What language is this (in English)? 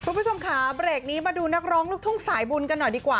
Thai